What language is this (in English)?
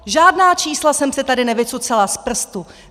Czech